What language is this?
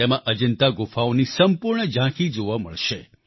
Gujarati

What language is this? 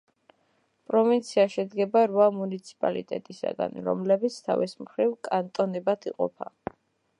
Georgian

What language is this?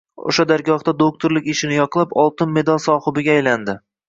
Uzbek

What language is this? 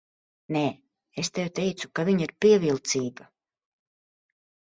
Latvian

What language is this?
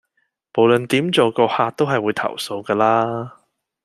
Cantonese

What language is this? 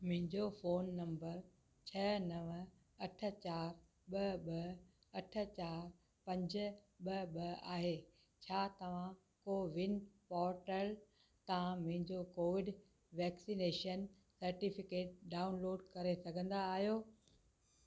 Sindhi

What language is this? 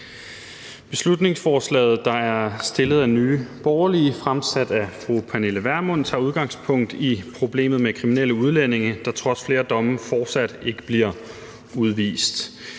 Danish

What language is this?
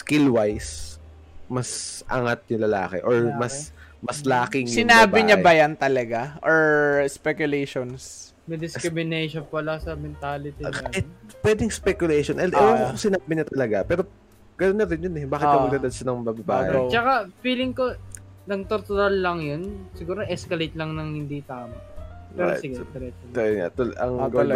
Filipino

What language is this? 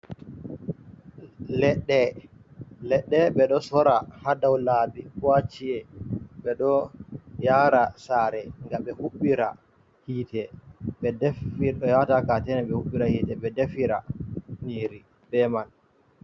Fula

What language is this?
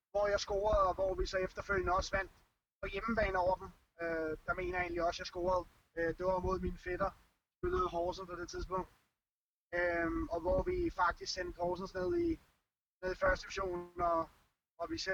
Danish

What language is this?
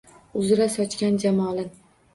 Uzbek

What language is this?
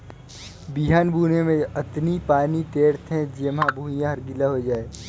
Chhattisgarhi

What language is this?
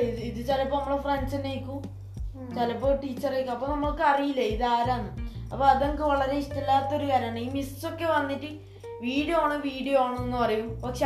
Malayalam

